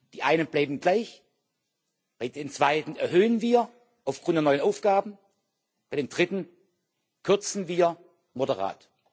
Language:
German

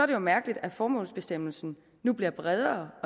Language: Danish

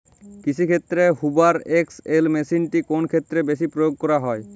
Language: Bangla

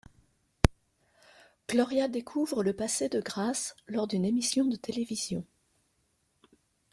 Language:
French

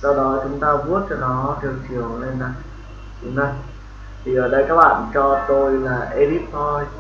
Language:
Vietnamese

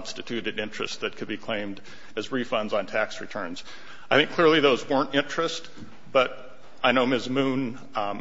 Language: English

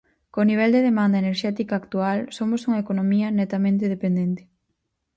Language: Galician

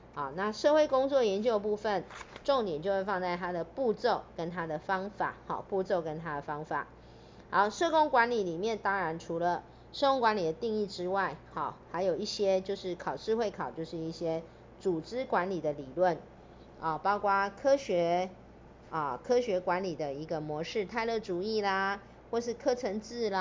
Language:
Chinese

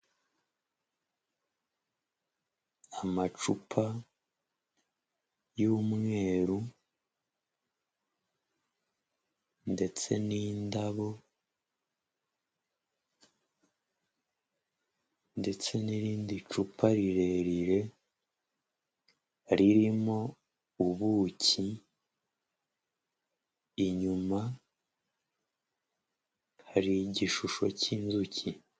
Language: Kinyarwanda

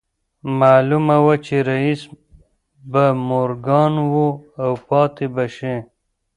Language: Pashto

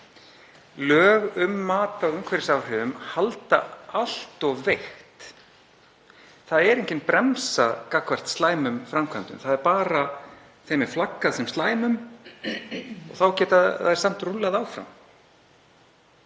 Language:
Icelandic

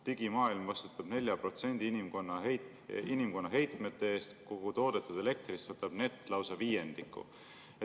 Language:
Estonian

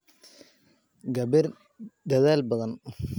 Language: Somali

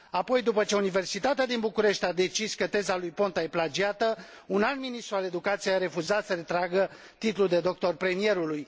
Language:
Romanian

